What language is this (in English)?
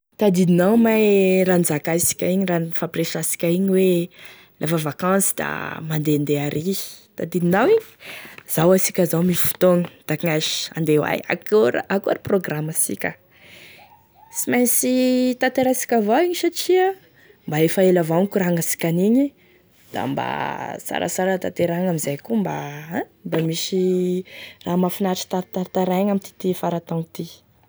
Tesaka Malagasy